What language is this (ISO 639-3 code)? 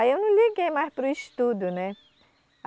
por